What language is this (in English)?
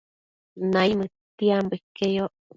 Matsés